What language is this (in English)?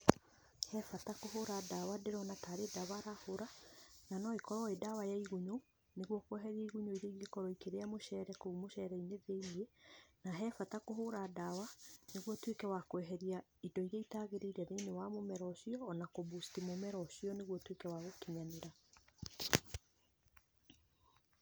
Kikuyu